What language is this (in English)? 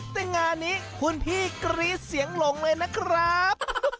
Thai